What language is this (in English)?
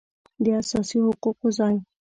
Pashto